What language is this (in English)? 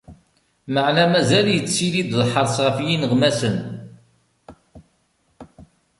Kabyle